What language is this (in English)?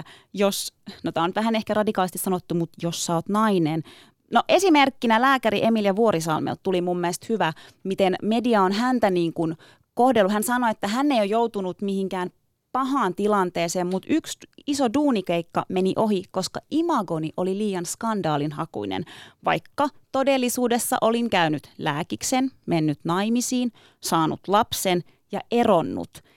Finnish